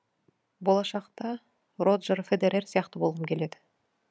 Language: Kazakh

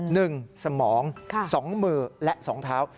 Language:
Thai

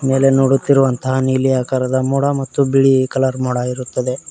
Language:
Kannada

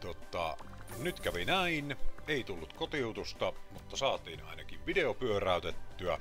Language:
Finnish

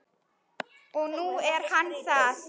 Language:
Icelandic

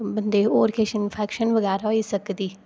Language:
Dogri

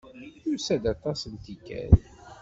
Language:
Kabyle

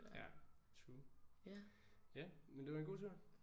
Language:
Danish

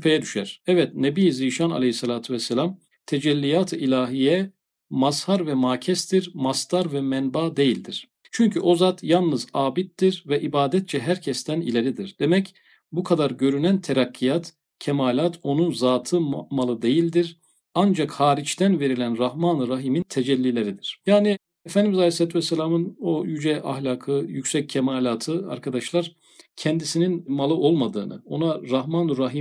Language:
Turkish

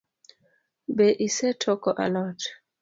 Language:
Luo (Kenya and Tanzania)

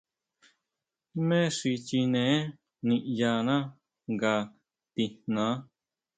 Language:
Huautla Mazatec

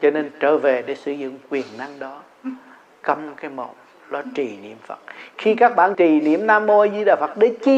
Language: Vietnamese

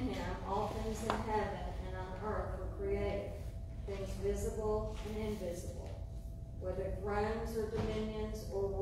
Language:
English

